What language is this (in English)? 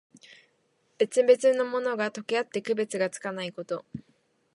Japanese